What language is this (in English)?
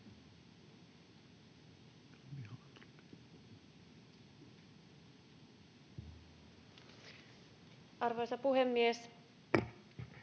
Finnish